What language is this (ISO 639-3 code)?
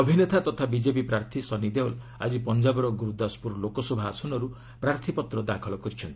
ori